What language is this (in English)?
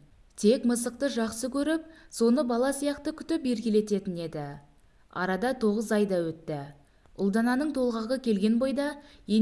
Turkish